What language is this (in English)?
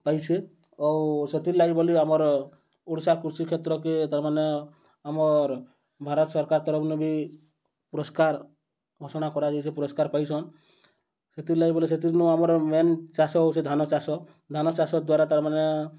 Odia